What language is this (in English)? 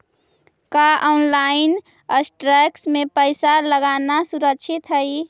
Magahi